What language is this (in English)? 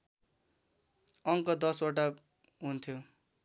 Nepali